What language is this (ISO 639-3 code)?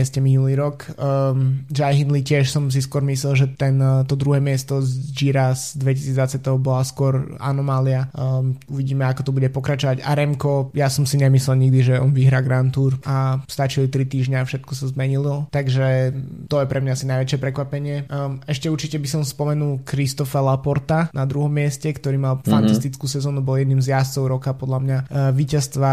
slk